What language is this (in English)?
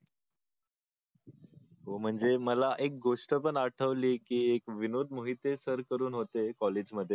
Marathi